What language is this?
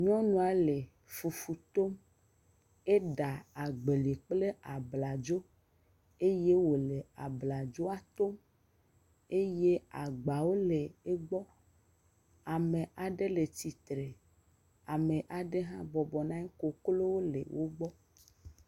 Ewe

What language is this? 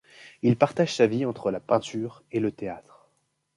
French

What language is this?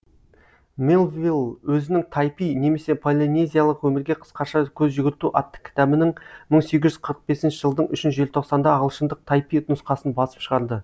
Kazakh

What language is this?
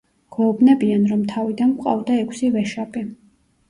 Georgian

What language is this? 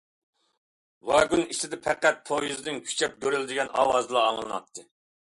Uyghur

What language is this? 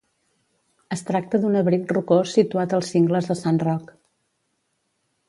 Catalan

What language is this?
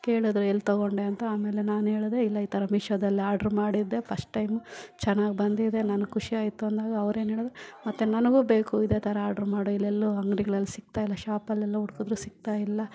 Kannada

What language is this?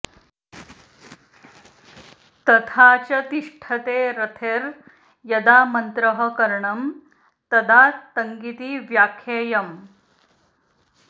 Sanskrit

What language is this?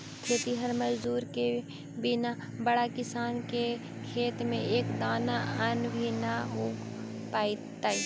Magahi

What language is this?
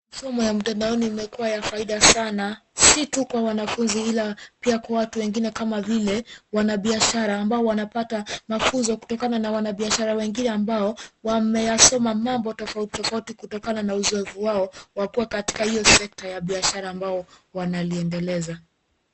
Swahili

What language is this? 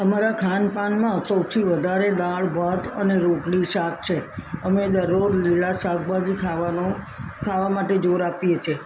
Gujarati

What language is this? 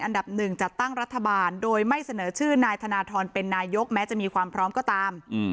Thai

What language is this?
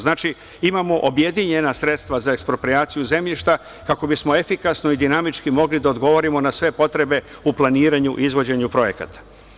Serbian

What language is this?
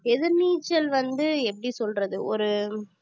Tamil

